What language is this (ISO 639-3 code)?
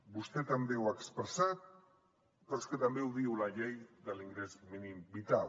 cat